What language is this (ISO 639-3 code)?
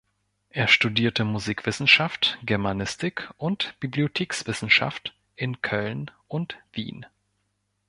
deu